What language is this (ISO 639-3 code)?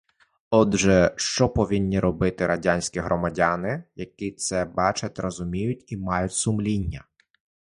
ukr